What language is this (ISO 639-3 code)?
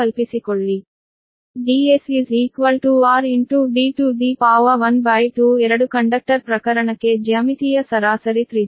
kan